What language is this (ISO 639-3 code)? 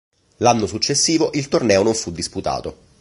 ita